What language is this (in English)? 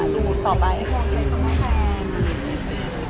Thai